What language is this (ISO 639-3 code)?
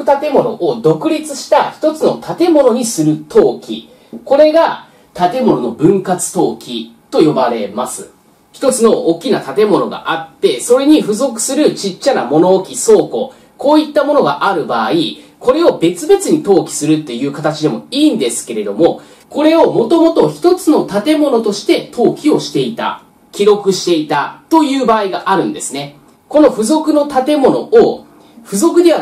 jpn